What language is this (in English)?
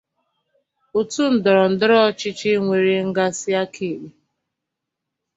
Igbo